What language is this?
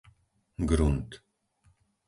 Slovak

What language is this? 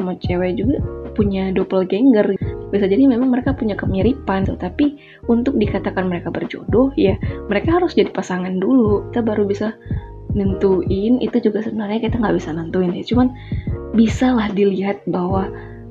Indonesian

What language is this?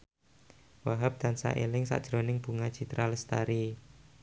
Javanese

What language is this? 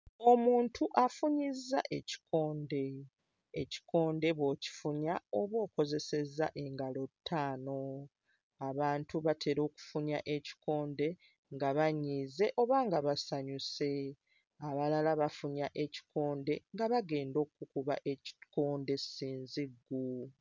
Ganda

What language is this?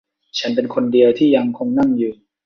Thai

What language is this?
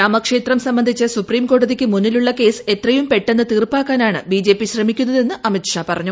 Malayalam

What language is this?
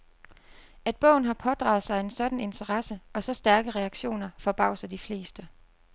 Danish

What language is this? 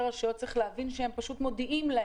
Hebrew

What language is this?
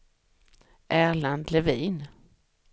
Swedish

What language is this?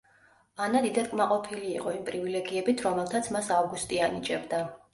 Georgian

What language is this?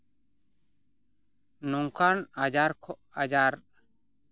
Santali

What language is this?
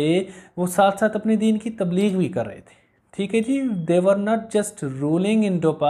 Hindi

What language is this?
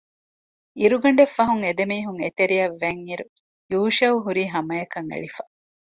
Divehi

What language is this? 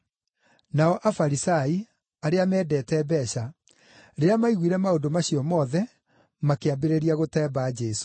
Kikuyu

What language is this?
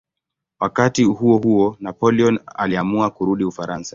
Swahili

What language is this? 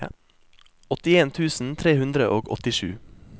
Norwegian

